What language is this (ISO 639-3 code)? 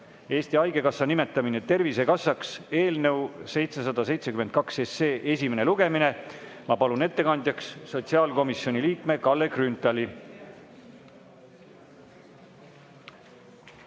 est